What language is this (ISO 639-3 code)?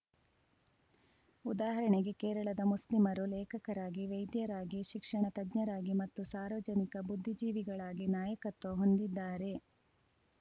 kan